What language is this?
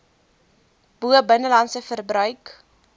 Afrikaans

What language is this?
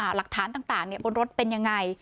Thai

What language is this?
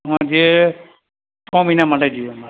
Gujarati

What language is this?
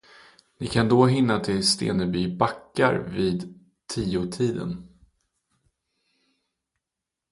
Swedish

